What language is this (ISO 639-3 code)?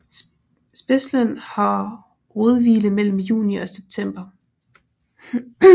dan